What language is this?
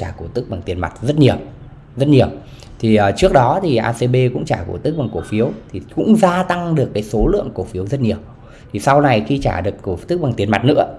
Vietnamese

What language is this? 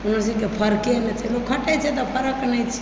Maithili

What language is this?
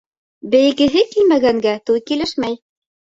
Bashkir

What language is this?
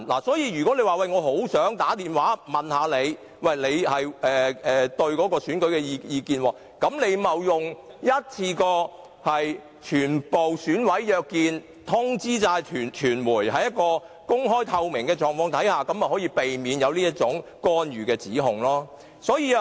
Cantonese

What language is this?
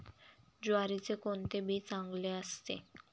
Marathi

